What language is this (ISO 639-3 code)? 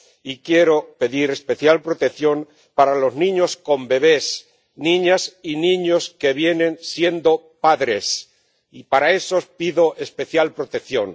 spa